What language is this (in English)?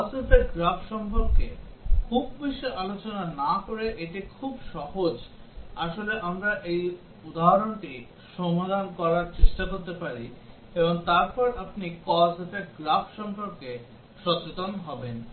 Bangla